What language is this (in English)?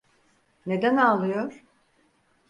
Turkish